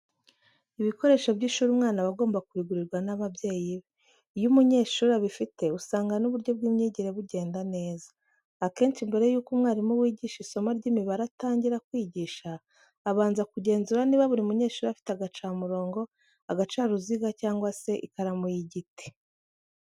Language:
Kinyarwanda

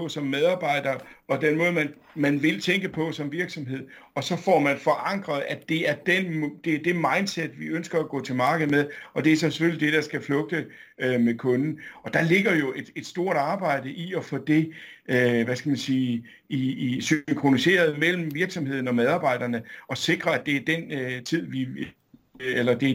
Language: Danish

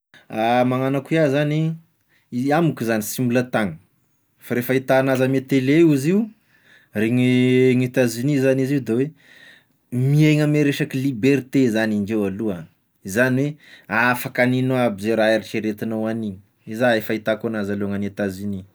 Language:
Tesaka Malagasy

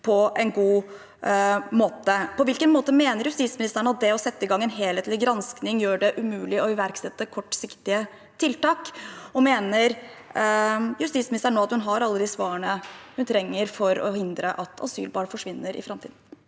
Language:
Norwegian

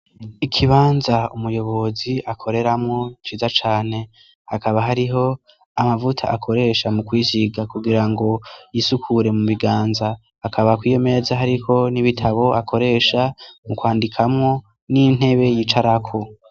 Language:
Rundi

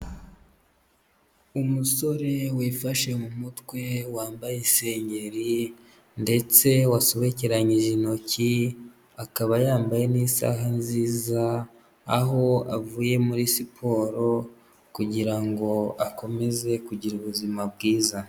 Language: Kinyarwanda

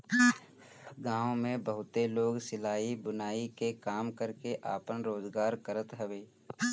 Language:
Bhojpuri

